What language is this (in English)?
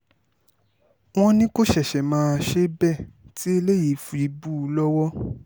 Yoruba